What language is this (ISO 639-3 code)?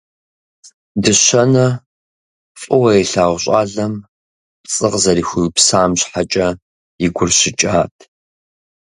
kbd